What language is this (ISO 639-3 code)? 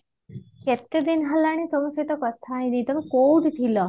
ori